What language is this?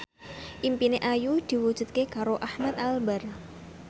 Javanese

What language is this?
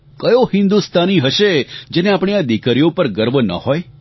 Gujarati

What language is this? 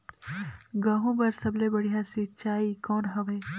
Chhattisgarhi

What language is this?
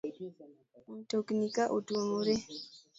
Luo (Kenya and Tanzania)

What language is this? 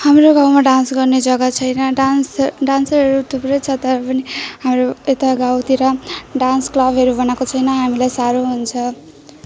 Nepali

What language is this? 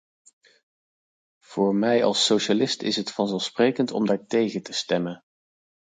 Dutch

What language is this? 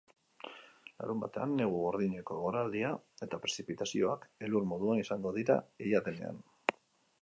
Basque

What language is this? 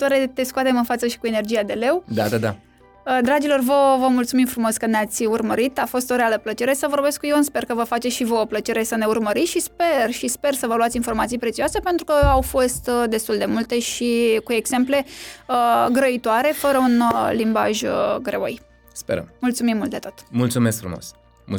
Romanian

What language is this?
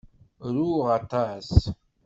Kabyle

